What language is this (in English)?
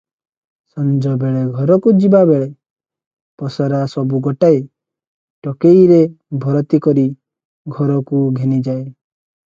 Odia